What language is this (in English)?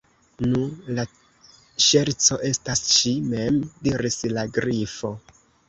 Esperanto